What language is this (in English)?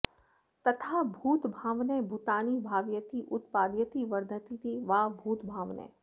Sanskrit